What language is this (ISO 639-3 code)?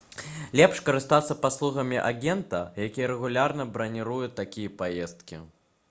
bel